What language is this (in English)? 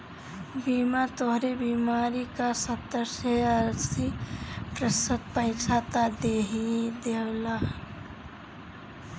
Bhojpuri